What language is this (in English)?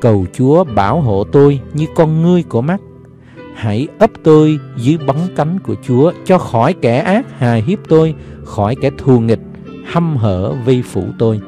Vietnamese